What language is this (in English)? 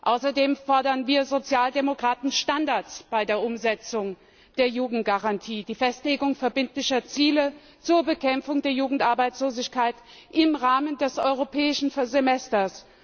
German